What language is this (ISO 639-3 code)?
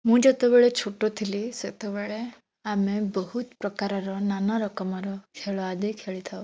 ori